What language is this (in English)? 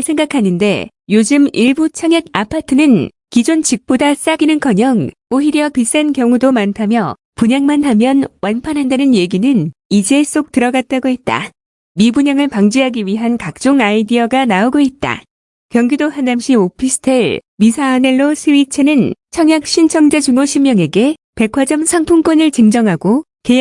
Korean